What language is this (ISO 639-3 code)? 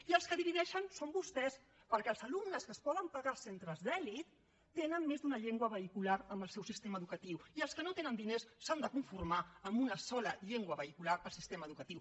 cat